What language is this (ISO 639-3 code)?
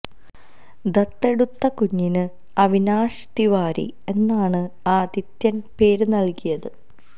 mal